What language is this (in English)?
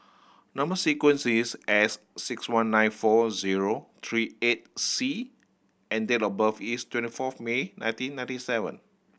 English